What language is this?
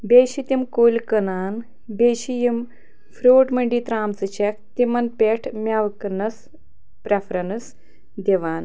Kashmiri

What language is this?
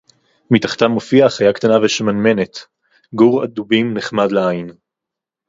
Hebrew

